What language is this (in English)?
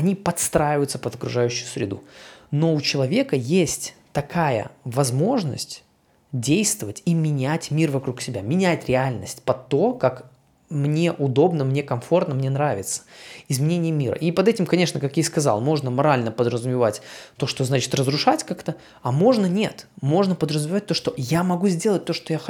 Russian